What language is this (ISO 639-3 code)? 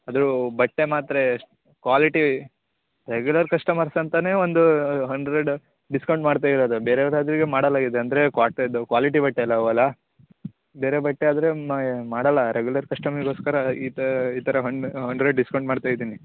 kan